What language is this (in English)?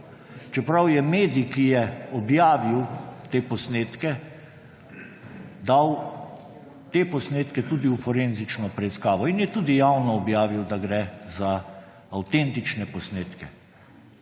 Slovenian